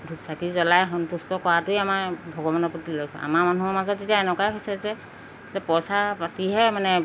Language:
Assamese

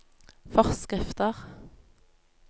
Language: Norwegian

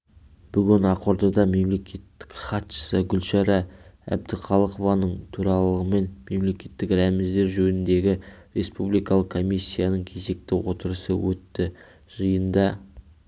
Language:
Kazakh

